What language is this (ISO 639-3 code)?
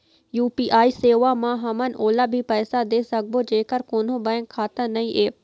hne